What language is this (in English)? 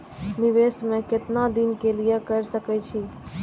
Maithili